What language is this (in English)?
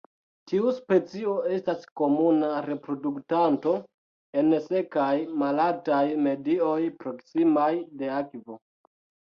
Esperanto